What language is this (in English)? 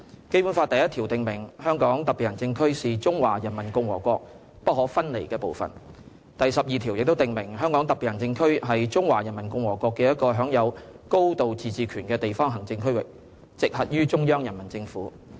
Cantonese